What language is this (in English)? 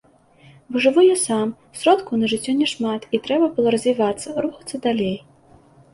Belarusian